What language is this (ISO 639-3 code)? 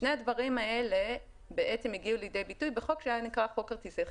heb